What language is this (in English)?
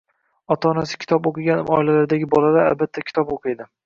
Uzbek